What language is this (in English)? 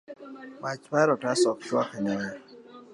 Luo (Kenya and Tanzania)